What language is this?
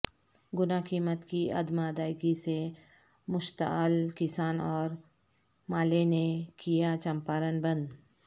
Urdu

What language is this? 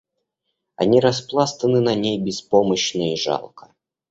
Russian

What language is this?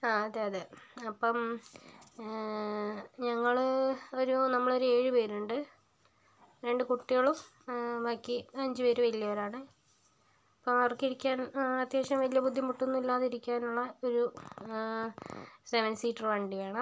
Malayalam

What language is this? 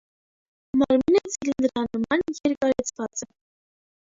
Armenian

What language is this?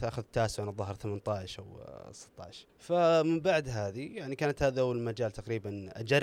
Arabic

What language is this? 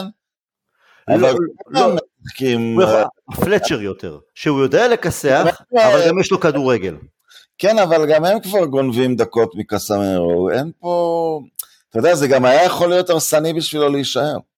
Hebrew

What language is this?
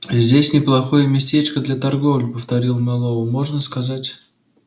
Russian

